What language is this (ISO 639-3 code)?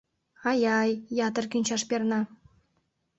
chm